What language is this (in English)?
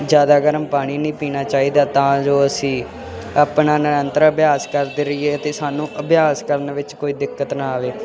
Punjabi